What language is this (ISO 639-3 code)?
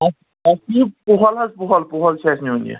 kas